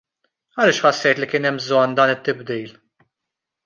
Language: Maltese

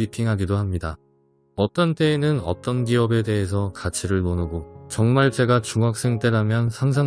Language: Korean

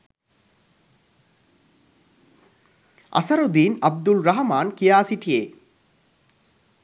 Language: Sinhala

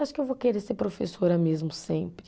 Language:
Portuguese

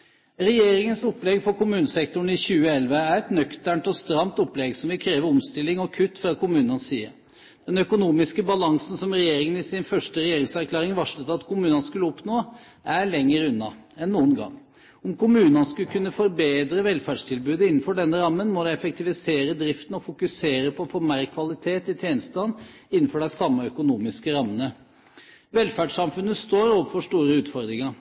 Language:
Norwegian Bokmål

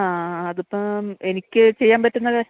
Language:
Malayalam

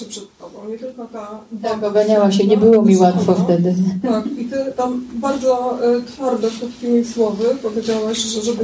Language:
Polish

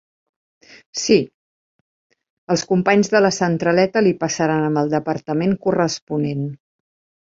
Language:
Catalan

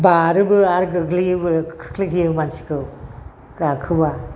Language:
Bodo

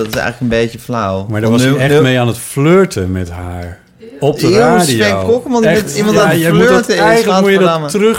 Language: Dutch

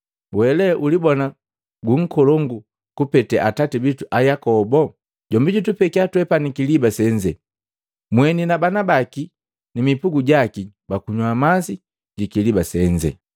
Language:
Matengo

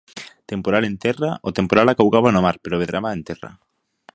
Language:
Galician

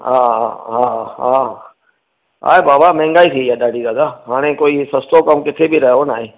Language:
Sindhi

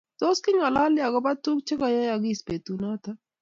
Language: Kalenjin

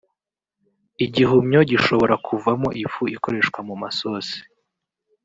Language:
Kinyarwanda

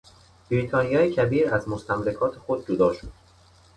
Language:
Persian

